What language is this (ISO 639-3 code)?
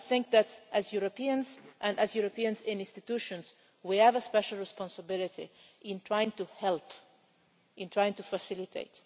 eng